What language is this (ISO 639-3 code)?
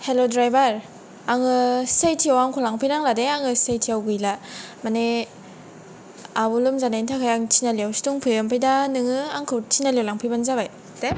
brx